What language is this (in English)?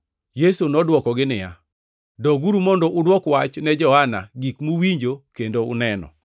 Luo (Kenya and Tanzania)